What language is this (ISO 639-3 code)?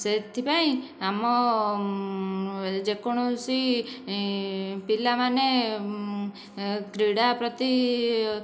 ori